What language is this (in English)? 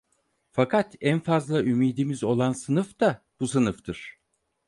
Turkish